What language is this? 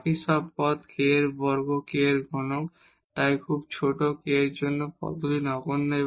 Bangla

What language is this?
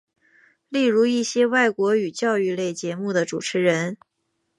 Chinese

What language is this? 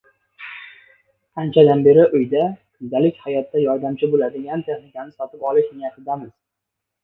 Uzbek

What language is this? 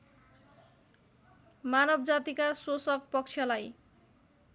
Nepali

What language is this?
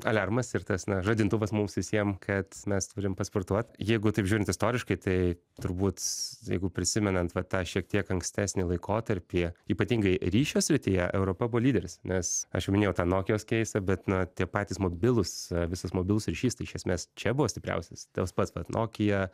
Lithuanian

